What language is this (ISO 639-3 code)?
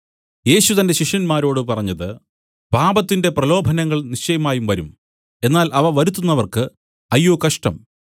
mal